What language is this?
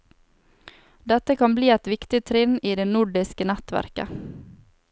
Norwegian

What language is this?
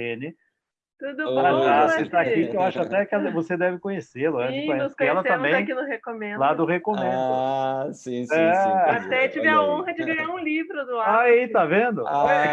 Portuguese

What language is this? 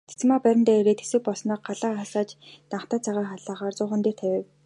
Mongolian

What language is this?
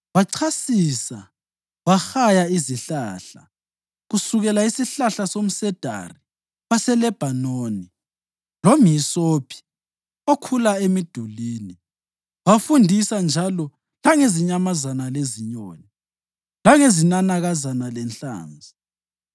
North Ndebele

